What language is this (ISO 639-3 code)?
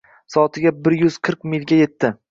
uzb